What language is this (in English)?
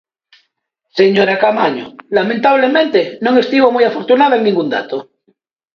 Galician